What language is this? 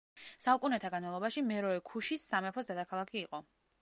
Georgian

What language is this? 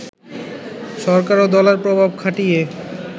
Bangla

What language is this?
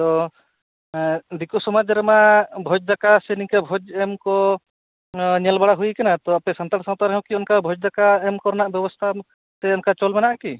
Santali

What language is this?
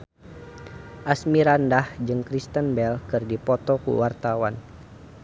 Sundanese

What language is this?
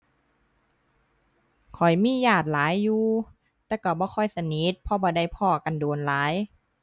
Thai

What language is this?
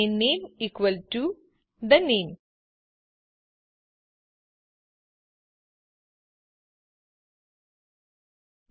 Gujarati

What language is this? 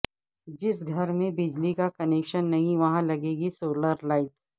Urdu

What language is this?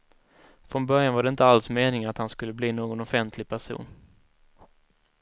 Swedish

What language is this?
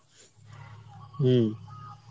Bangla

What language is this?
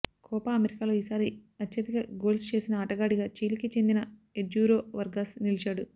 Telugu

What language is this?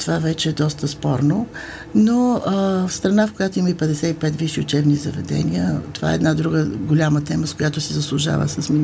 Bulgarian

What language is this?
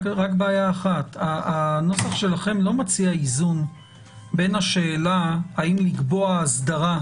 Hebrew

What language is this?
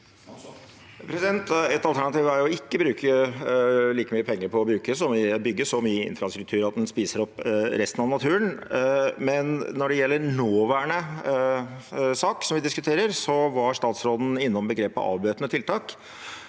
Norwegian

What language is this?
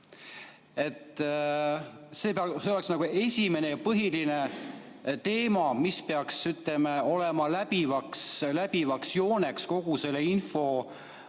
Estonian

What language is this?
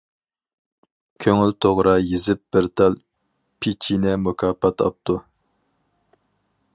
Uyghur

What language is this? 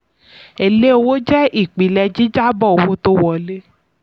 Yoruba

